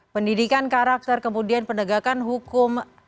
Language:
Indonesian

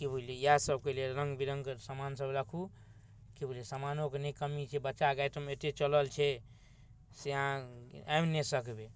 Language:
Maithili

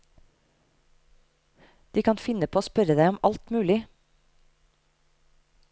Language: Norwegian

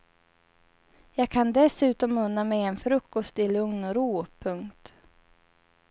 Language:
Swedish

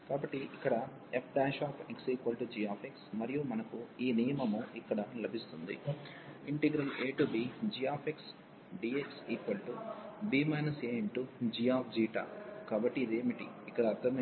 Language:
Telugu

